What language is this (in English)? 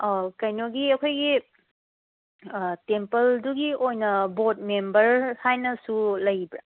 Manipuri